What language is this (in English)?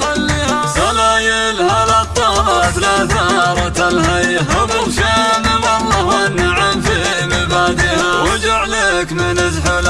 Arabic